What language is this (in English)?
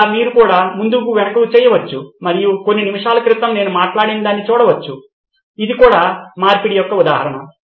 Telugu